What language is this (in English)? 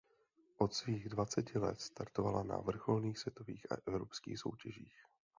Czech